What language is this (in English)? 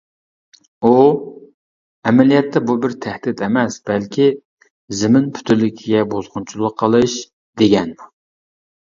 Uyghur